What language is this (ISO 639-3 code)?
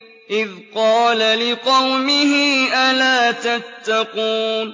ara